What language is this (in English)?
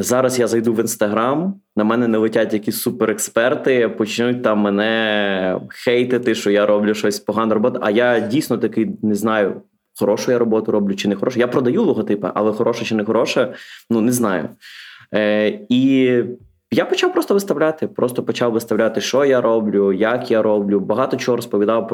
Ukrainian